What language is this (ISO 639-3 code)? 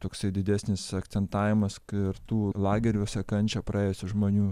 lit